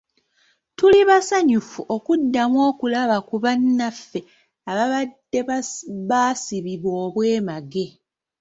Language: Ganda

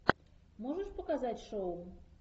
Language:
Russian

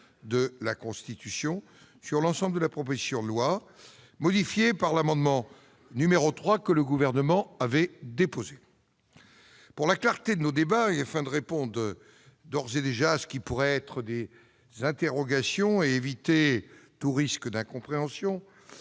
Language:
French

